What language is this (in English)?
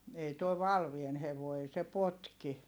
Finnish